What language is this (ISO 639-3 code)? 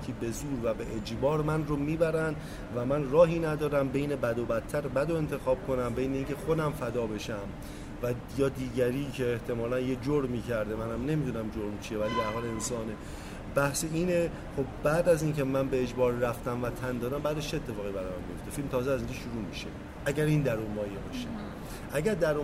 fas